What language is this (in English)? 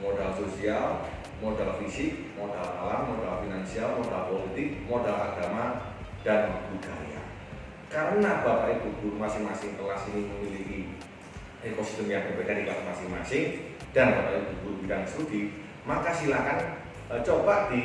Indonesian